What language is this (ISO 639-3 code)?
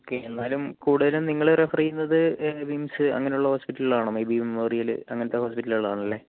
mal